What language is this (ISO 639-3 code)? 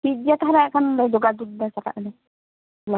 sat